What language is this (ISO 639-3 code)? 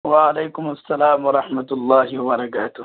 urd